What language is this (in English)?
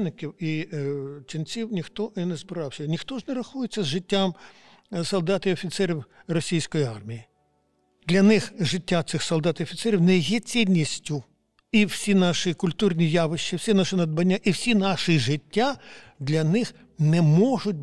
Ukrainian